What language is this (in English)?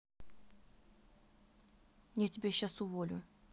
Russian